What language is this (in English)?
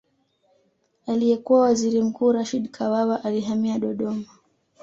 Swahili